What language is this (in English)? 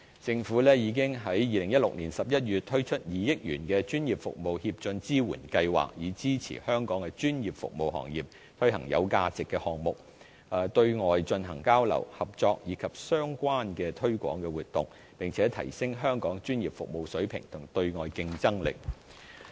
Cantonese